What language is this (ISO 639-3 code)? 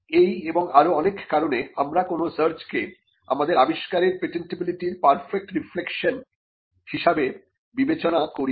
ben